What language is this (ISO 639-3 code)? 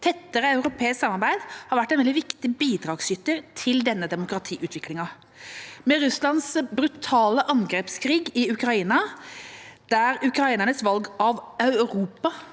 nor